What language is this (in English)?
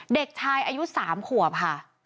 Thai